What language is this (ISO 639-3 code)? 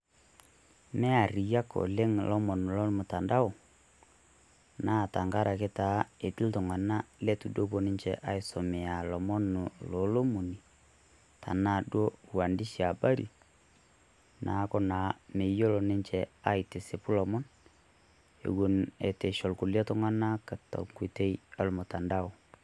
mas